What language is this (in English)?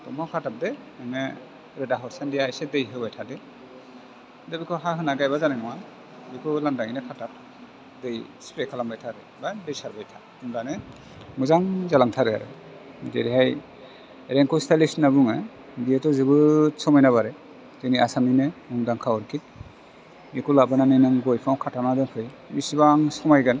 Bodo